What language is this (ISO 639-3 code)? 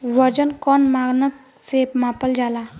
bho